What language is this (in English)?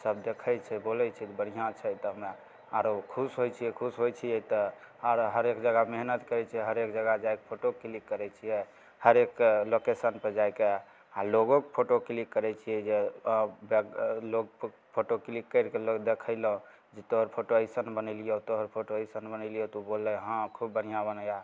Maithili